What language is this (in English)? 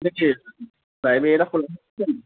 Assamese